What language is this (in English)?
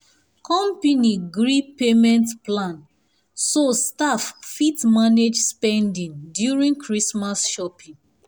Nigerian Pidgin